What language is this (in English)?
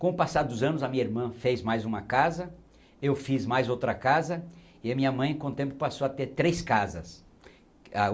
Portuguese